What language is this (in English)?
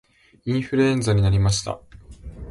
Japanese